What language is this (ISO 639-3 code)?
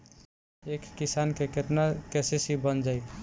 bho